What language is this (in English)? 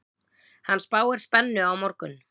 Icelandic